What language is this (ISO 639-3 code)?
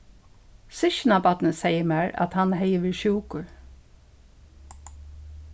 fao